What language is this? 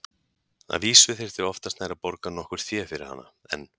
Icelandic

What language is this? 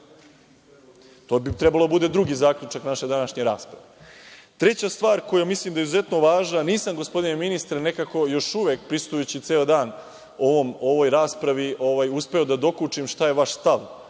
Serbian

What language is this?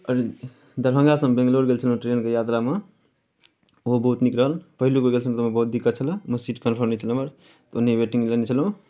Maithili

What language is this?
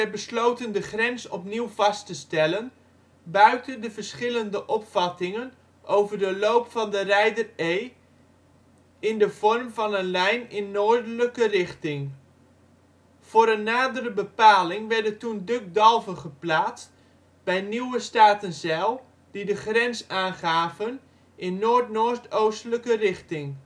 Dutch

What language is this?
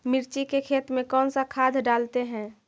Magahi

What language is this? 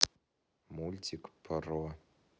Russian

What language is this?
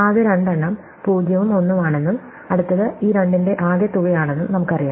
Malayalam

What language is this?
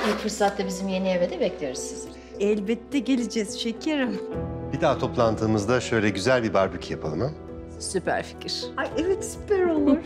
Turkish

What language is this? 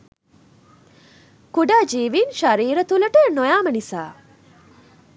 Sinhala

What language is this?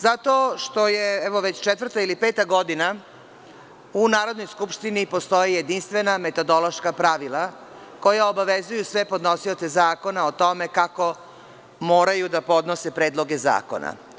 Serbian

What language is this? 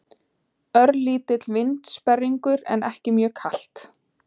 Icelandic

